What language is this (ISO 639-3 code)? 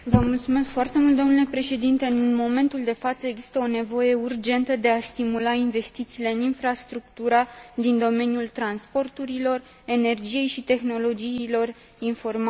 ron